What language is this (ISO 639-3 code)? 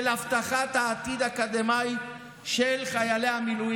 heb